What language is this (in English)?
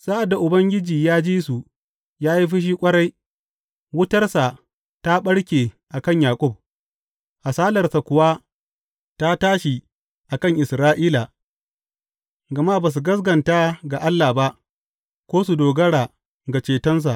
Hausa